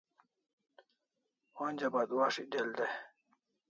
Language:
Kalasha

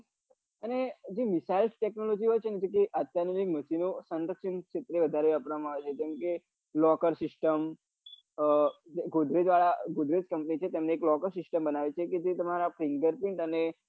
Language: Gujarati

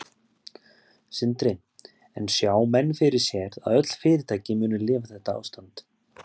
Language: Icelandic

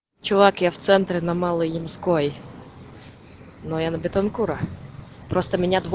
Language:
Russian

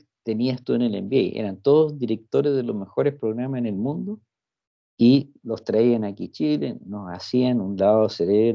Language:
Spanish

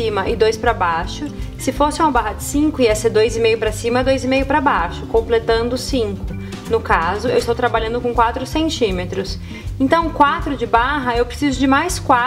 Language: Portuguese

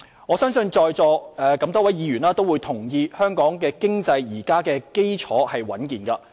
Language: Cantonese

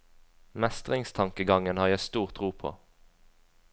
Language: Norwegian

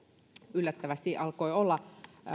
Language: Finnish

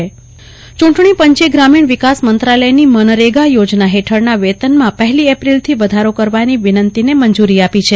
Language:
Gujarati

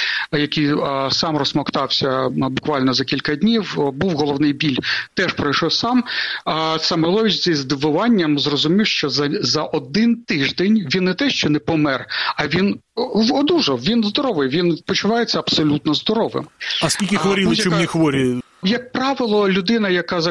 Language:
Ukrainian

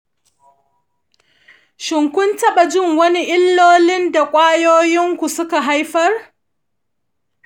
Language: Hausa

